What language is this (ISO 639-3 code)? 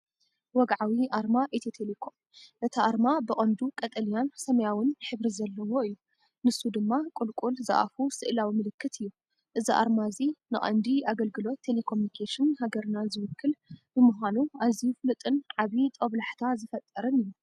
tir